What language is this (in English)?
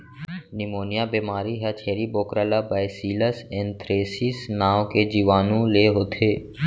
Chhattisgarhi